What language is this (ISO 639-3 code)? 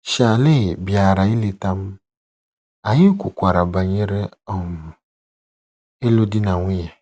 ibo